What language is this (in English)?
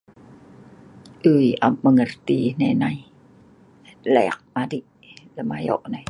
Sa'ban